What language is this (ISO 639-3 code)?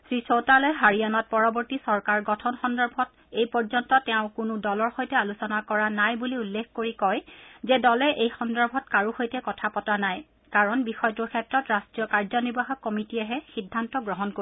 asm